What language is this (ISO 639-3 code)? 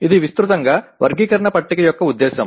tel